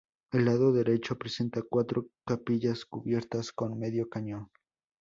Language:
Spanish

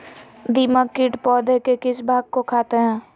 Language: Magahi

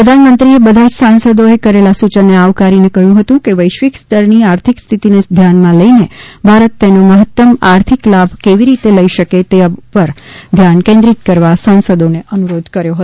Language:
Gujarati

